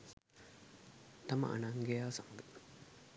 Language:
Sinhala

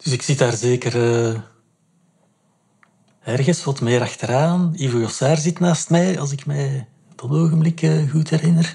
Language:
Dutch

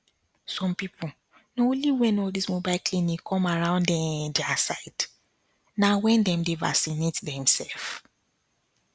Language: Nigerian Pidgin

